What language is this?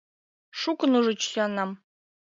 Mari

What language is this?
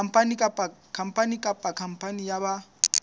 Southern Sotho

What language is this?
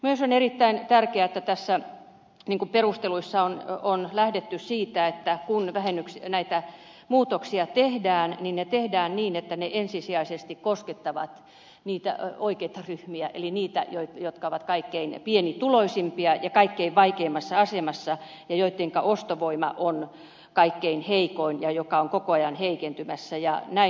Finnish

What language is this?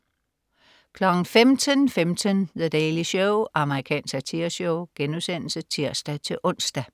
Danish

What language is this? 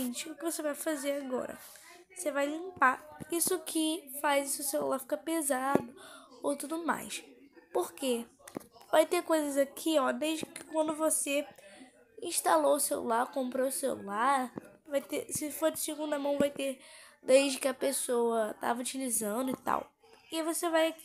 Portuguese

